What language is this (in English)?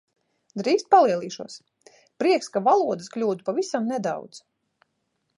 Latvian